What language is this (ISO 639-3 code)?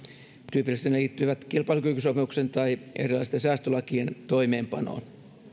fin